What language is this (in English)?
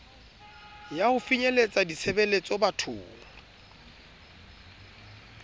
Southern Sotho